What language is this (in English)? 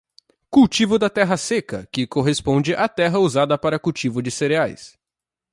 Portuguese